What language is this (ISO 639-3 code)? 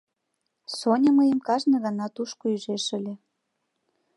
chm